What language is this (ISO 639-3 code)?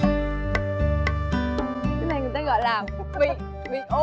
vie